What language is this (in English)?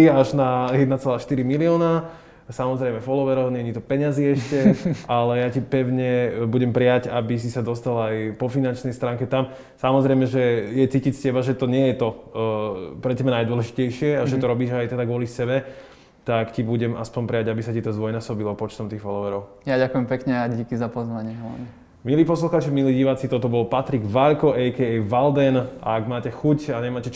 Slovak